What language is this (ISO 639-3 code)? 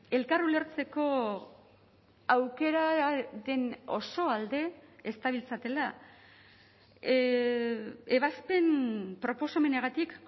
eus